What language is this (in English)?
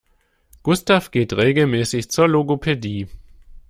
German